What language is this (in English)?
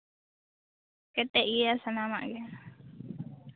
Santali